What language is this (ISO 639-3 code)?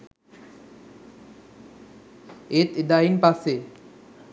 sin